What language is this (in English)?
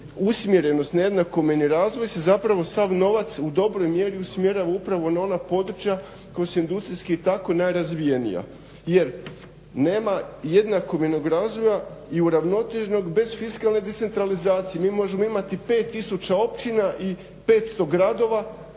Croatian